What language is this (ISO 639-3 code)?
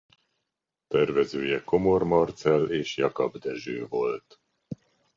hun